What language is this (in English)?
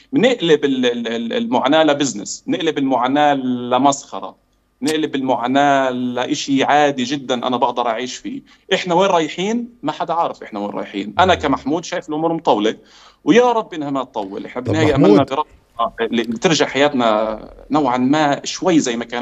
Arabic